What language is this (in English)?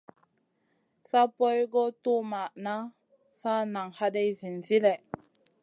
Masana